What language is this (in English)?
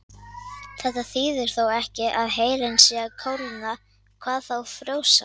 Icelandic